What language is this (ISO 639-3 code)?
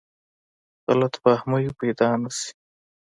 pus